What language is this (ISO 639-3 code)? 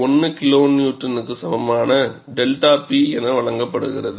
tam